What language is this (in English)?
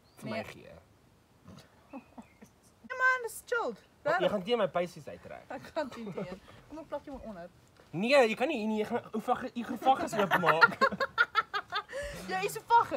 Dutch